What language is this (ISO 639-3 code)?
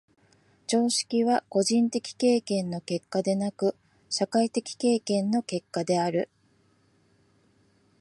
jpn